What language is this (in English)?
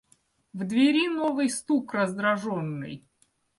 Russian